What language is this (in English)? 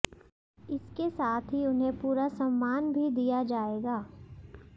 Hindi